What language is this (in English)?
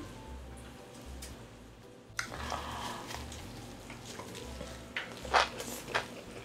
Korean